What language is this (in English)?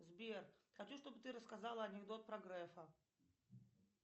Russian